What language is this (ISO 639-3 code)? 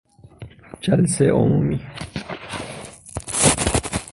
fas